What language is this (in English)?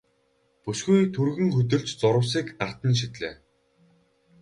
Mongolian